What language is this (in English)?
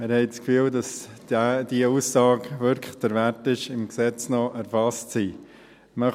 Swiss German